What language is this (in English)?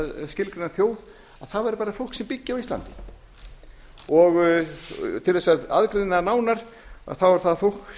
Icelandic